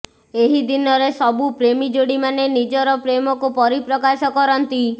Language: Odia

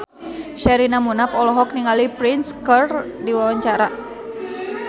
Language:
Sundanese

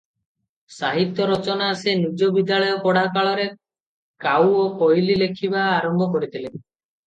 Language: Odia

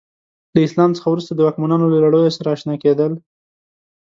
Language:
Pashto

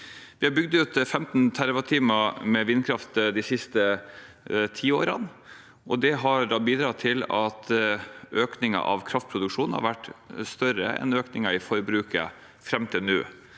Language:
Norwegian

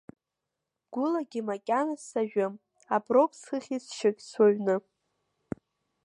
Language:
Abkhazian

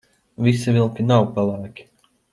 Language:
Latvian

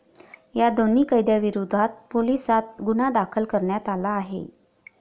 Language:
Marathi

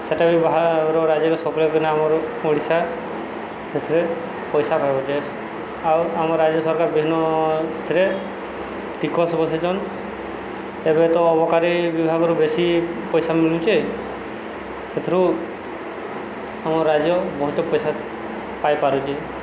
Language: Odia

